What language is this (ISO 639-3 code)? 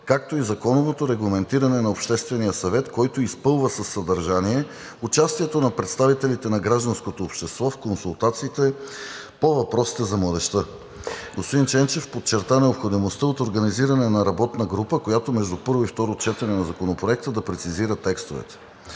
bul